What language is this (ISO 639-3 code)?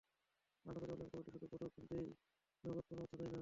ben